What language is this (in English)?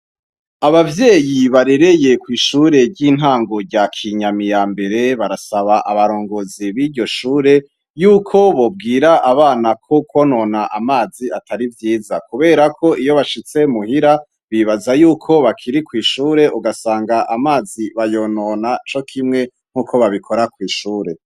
Rundi